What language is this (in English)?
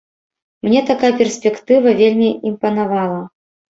Belarusian